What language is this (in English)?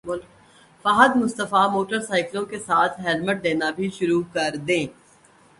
Urdu